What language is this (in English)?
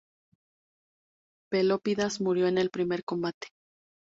Spanish